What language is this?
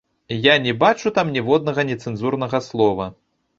Belarusian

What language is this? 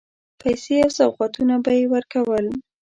Pashto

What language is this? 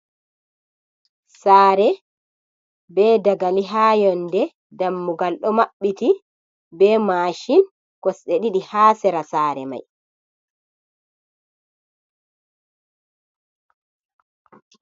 Fula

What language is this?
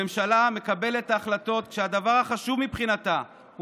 Hebrew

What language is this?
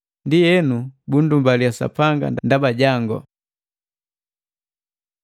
Matengo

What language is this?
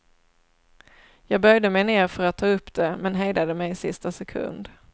Swedish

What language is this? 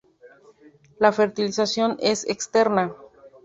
Spanish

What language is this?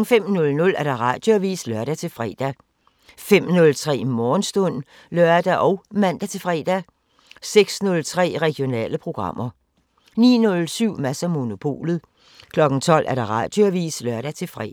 Danish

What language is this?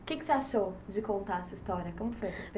Portuguese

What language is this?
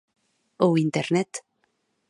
Galician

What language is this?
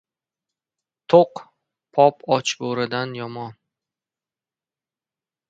Uzbek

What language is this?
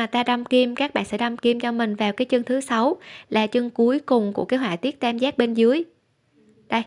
Vietnamese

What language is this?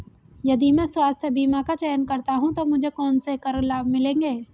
Hindi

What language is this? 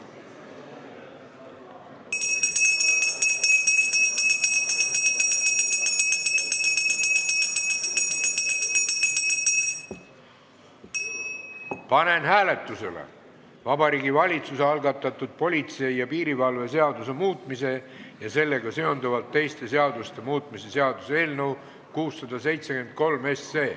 Estonian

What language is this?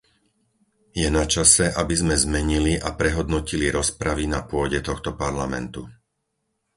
Slovak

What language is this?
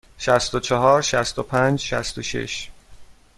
Persian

